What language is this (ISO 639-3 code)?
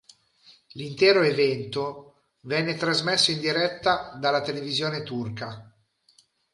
ita